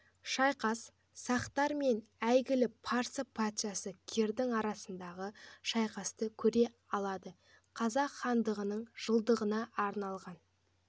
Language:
Kazakh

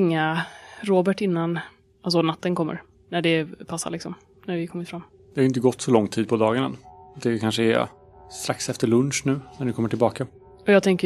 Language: Swedish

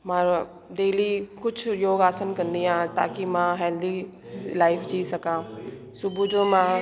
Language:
Sindhi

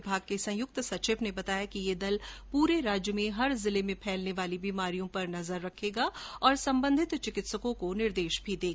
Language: Hindi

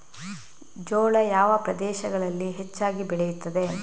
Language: Kannada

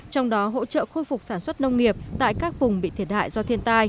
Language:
Vietnamese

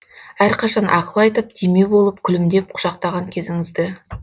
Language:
Kazakh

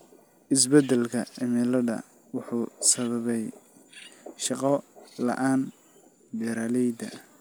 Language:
Somali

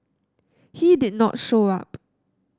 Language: English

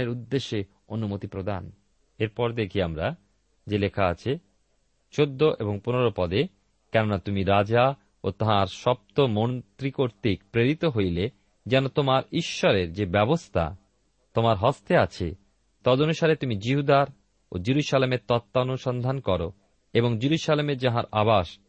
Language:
Bangla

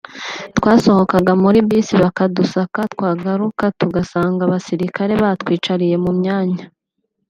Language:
Kinyarwanda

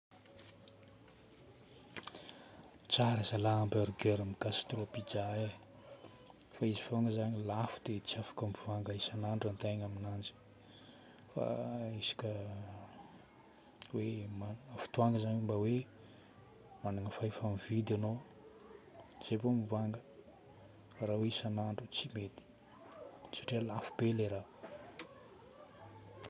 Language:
Northern Betsimisaraka Malagasy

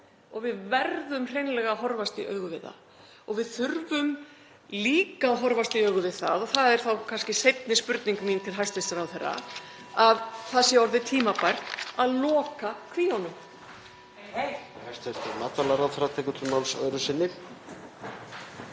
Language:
Icelandic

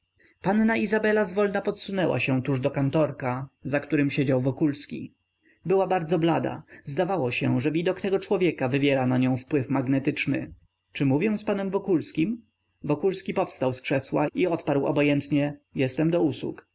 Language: Polish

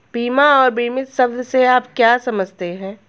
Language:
Hindi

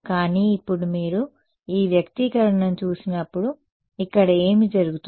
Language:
Telugu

